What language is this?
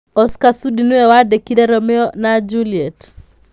Kikuyu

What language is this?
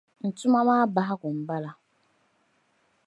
Dagbani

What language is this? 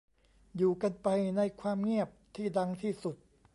Thai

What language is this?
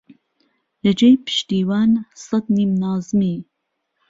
Central Kurdish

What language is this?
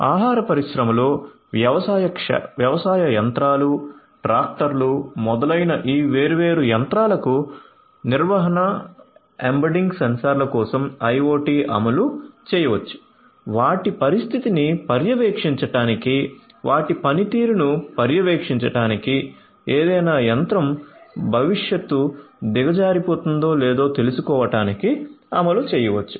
Telugu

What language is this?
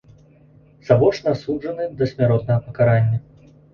Belarusian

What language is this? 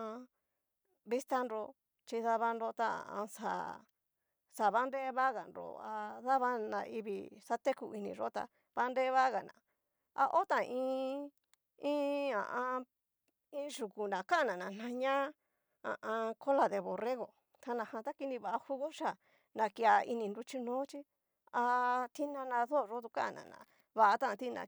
Cacaloxtepec Mixtec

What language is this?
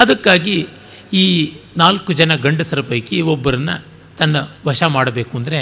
Kannada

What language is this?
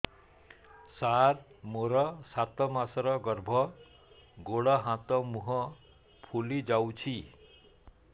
Odia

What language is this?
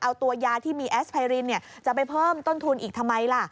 Thai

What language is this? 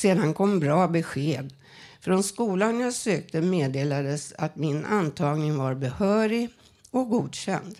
Swedish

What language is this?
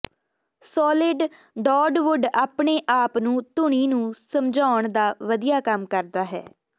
Punjabi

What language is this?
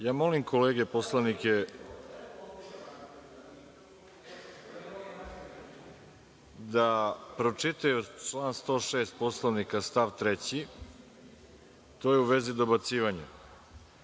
Serbian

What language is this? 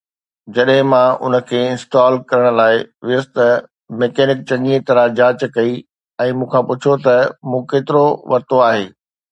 Sindhi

